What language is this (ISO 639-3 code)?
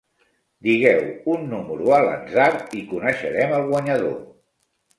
cat